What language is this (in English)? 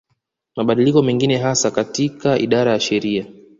Swahili